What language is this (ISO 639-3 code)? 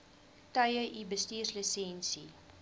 afr